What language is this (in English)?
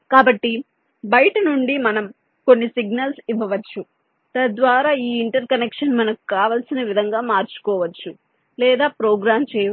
Telugu